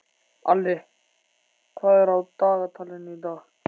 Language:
Icelandic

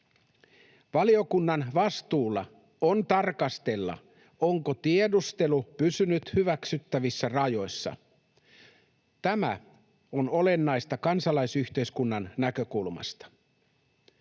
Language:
Finnish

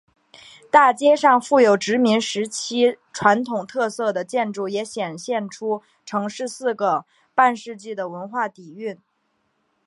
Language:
Chinese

